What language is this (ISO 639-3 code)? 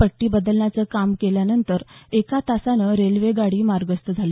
mar